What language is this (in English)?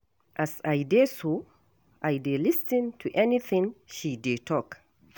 Nigerian Pidgin